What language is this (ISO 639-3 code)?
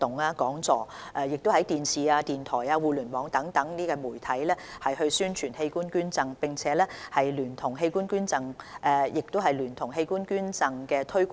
yue